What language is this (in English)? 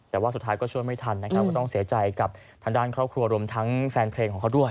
Thai